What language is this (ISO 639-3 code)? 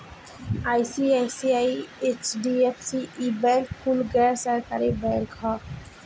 bho